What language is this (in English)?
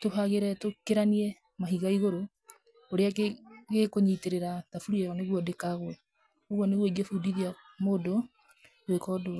Kikuyu